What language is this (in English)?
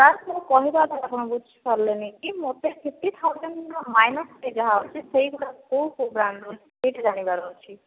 Odia